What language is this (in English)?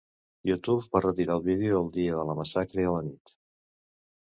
Catalan